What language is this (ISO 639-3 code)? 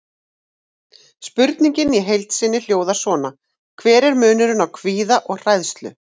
isl